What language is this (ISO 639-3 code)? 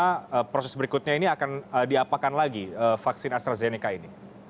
ind